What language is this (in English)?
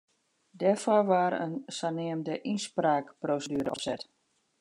Western Frisian